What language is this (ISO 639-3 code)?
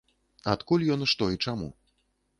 bel